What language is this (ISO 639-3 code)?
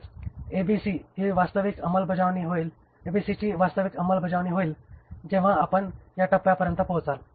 mar